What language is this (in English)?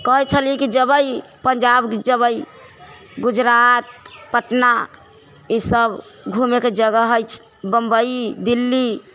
Maithili